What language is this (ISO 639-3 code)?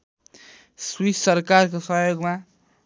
nep